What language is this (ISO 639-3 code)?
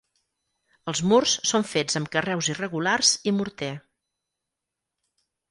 cat